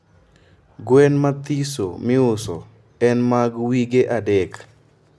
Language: Luo (Kenya and Tanzania)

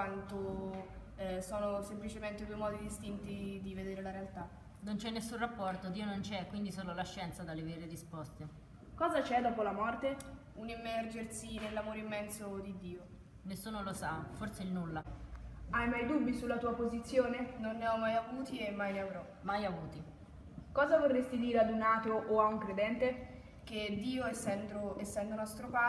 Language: Italian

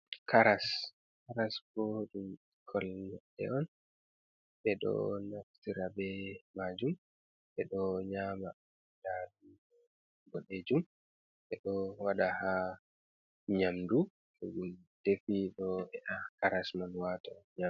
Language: Fula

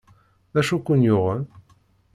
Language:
Kabyle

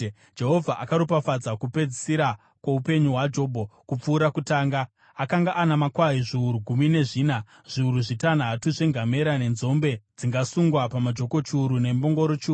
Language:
Shona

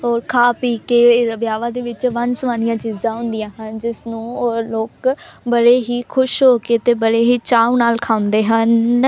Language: Punjabi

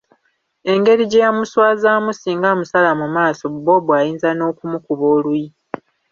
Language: Ganda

